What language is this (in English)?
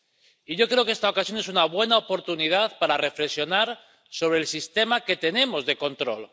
Spanish